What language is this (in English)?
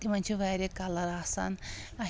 Kashmiri